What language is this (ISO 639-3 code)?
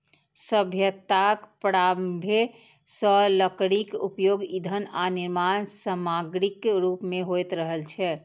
mai